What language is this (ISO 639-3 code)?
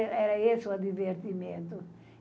por